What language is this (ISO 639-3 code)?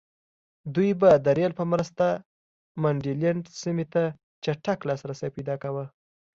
pus